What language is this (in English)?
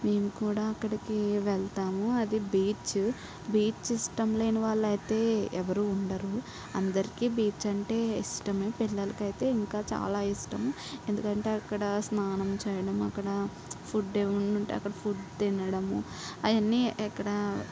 Telugu